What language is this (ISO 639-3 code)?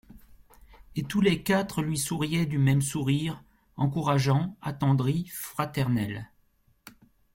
fra